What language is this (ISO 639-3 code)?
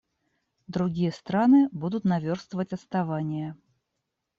rus